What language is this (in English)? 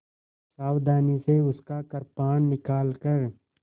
Hindi